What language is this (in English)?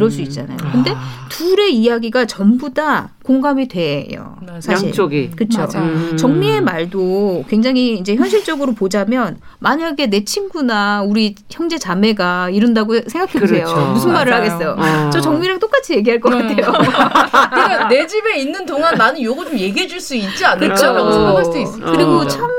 Korean